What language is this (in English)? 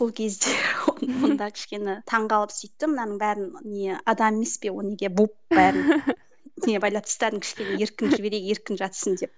Kazakh